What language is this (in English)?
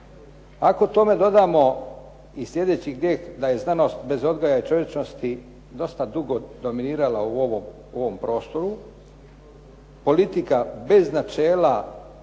Croatian